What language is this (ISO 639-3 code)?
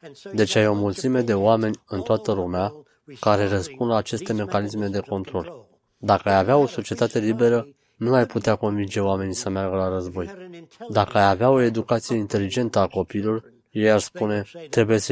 ron